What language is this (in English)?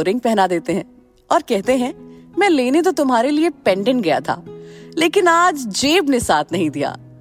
Hindi